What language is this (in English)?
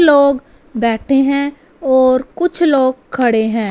Hindi